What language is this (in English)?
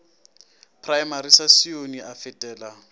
Northern Sotho